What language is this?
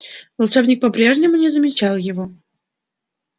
Russian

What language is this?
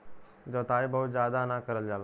Bhojpuri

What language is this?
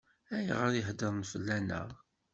Kabyle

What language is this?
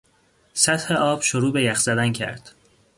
Persian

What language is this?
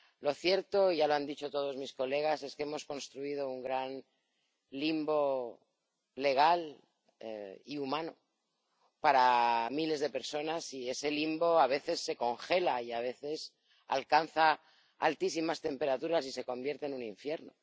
Spanish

